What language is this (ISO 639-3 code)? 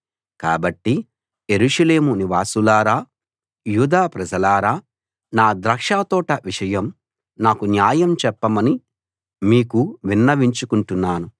tel